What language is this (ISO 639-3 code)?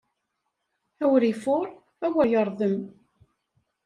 kab